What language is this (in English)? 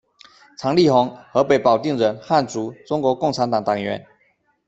Chinese